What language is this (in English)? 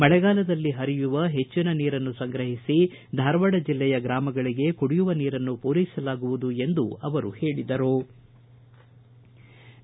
Kannada